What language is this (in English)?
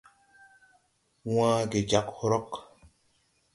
Tupuri